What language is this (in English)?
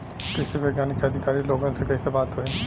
Bhojpuri